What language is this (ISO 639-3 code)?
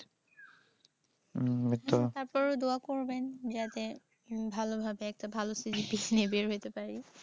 ben